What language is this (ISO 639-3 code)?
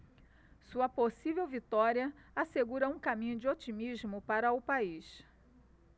por